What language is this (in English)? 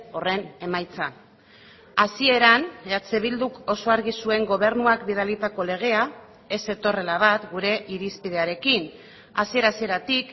Basque